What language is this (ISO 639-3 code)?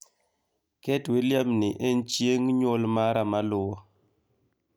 luo